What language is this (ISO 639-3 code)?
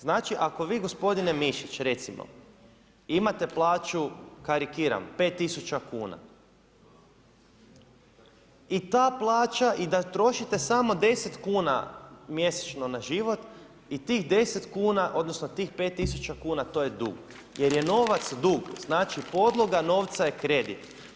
hrv